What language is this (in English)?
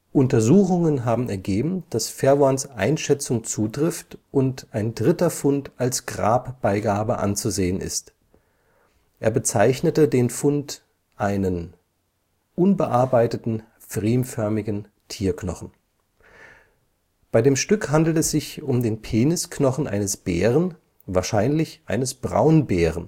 German